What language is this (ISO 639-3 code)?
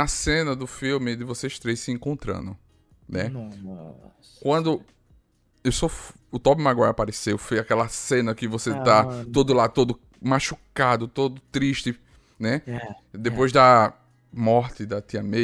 por